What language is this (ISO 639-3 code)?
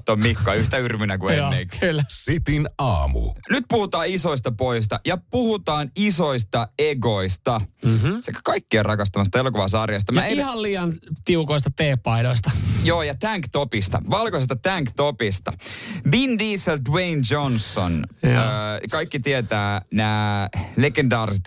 fin